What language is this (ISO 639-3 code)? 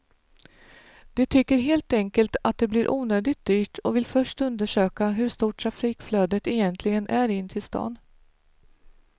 swe